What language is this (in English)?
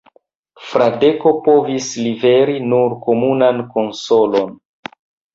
Esperanto